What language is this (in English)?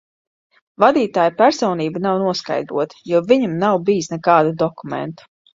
Latvian